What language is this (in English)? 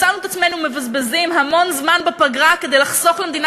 Hebrew